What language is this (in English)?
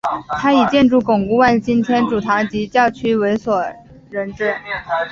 Chinese